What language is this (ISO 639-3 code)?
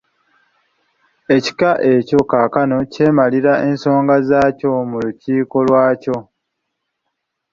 lug